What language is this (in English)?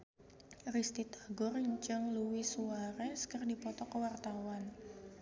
Sundanese